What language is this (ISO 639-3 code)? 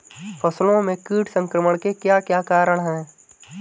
hin